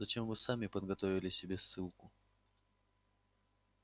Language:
Russian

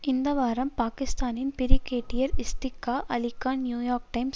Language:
Tamil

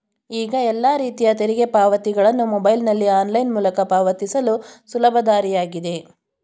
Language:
Kannada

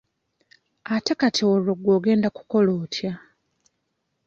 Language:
Ganda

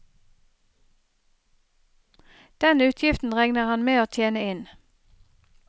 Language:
Norwegian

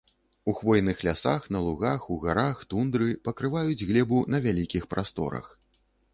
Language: Belarusian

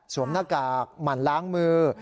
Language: Thai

